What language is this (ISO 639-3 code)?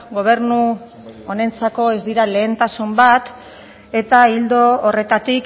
eus